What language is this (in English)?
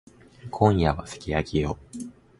Japanese